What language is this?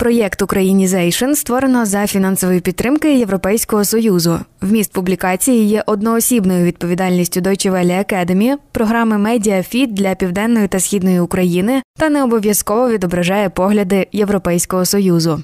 Ukrainian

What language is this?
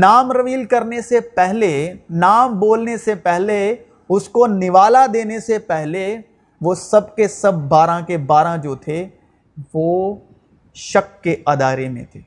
Urdu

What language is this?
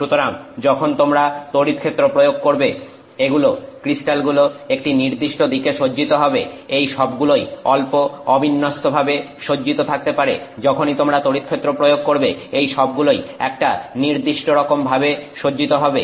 Bangla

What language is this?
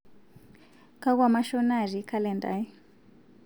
Masai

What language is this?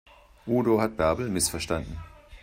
German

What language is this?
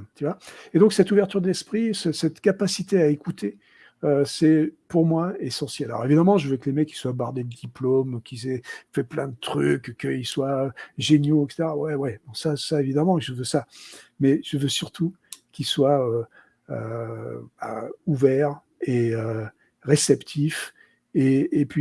French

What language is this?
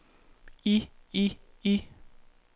Danish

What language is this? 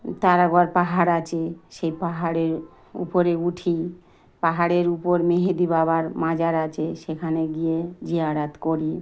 Bangla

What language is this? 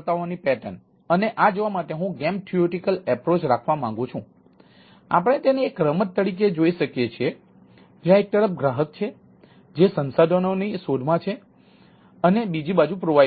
Gujarati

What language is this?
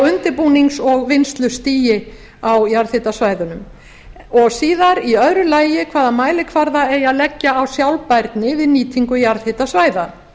Icelandic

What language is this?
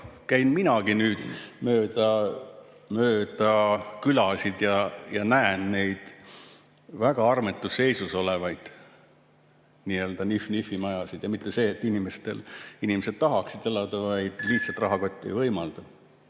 Estonian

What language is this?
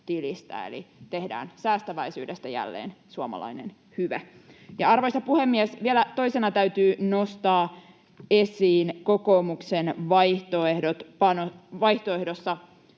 Finnish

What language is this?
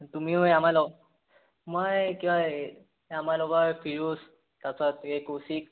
Assamese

